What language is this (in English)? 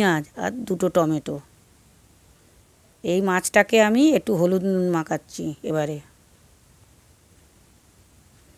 Hindi